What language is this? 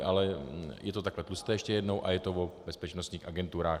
Czech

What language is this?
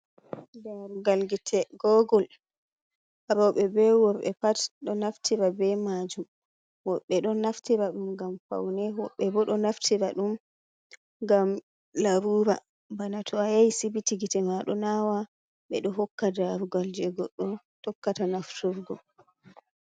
Fula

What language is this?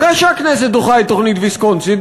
Hebrew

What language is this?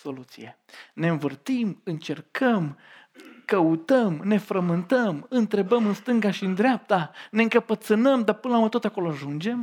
Romanian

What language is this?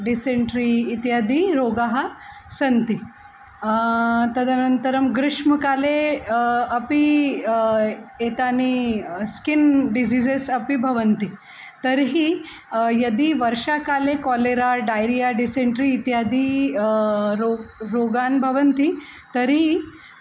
Sanskrit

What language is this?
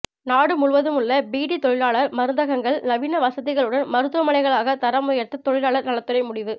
Tamil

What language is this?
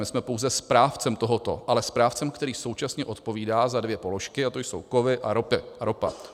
Czech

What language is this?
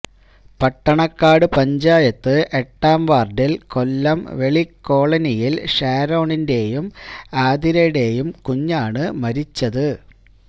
Malayalam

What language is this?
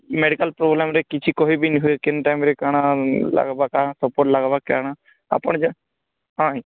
Odia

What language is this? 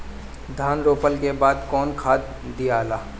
Bhojpuri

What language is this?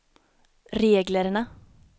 Swedish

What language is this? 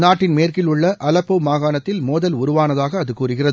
Tamil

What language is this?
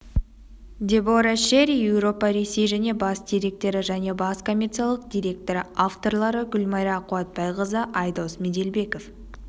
Kazakh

